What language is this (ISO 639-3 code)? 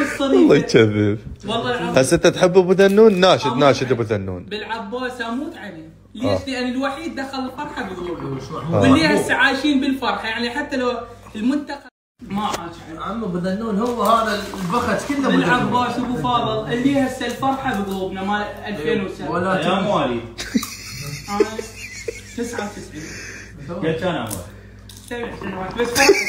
ara